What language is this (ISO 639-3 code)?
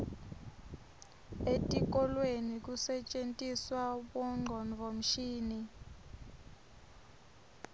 ssw